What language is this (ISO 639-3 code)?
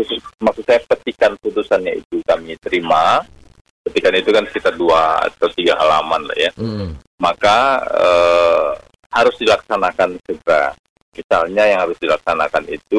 ind